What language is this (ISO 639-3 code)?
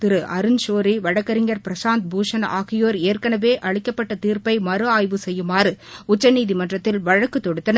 tam